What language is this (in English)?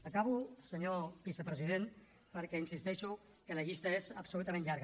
Catalan